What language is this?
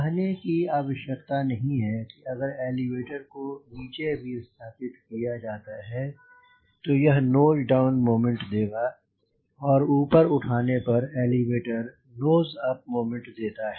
Hindi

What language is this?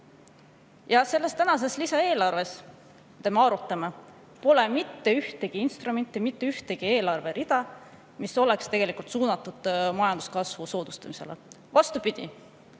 Estonian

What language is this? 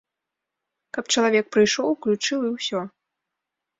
Belarusian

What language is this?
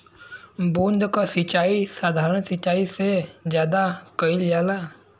Bhojpuri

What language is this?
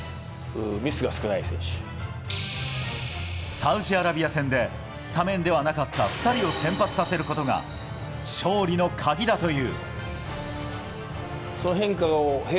Japanese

